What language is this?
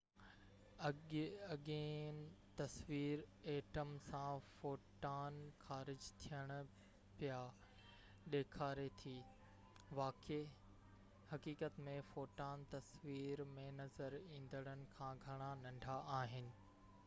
Sindhi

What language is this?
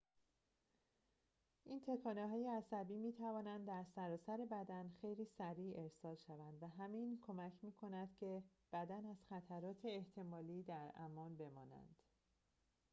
Persian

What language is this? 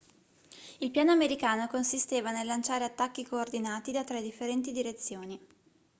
Italian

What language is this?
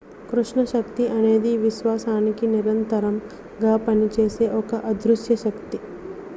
Telugu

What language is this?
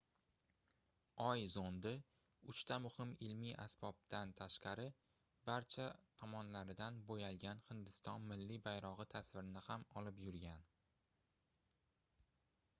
Uzbek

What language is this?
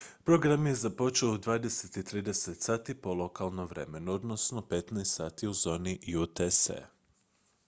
Croatian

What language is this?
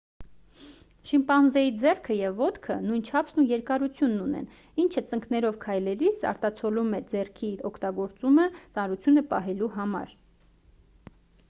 Armenian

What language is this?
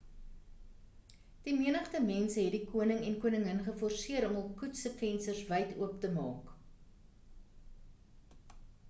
Afrikaans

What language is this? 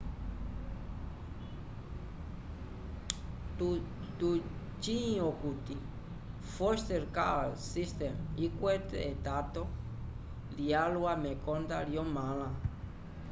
Umbundu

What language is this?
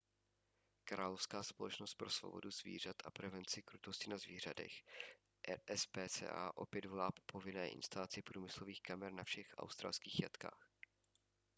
Czech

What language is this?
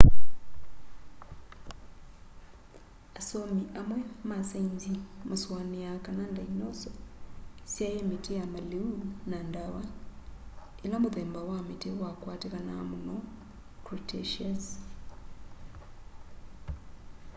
Kamba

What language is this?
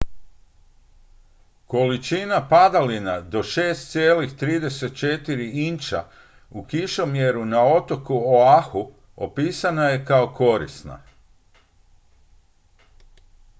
Croatian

